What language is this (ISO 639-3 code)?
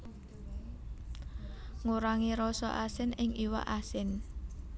jav